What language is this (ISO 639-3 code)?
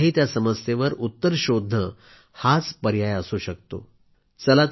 mar